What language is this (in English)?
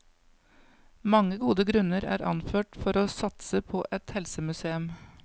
Norwegian